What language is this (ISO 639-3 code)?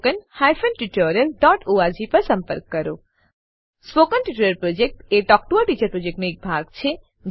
guj